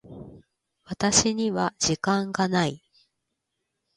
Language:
Japanese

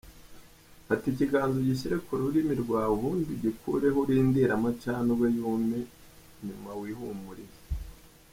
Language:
Kinyarwanda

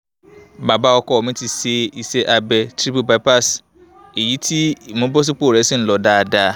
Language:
Yoruba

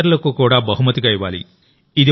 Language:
Telugu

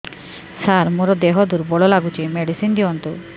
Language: Odia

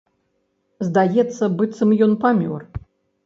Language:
Belarusian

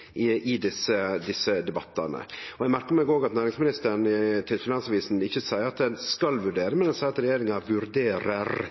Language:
Norwegian Nynorsk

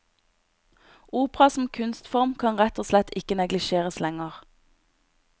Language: Norwegian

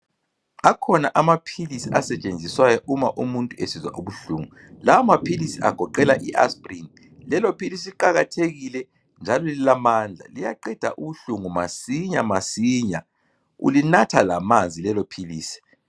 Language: North Ndebele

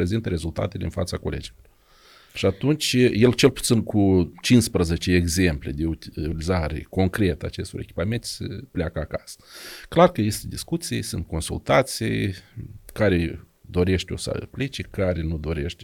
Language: Romanian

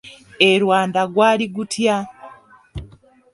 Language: Ganda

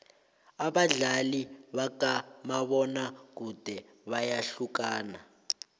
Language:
South Ndebele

